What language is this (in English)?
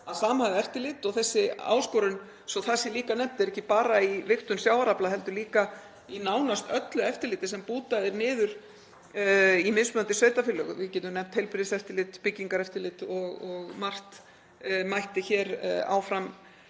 Icelandic